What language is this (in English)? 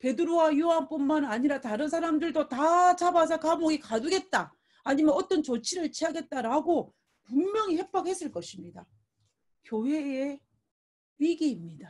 Korean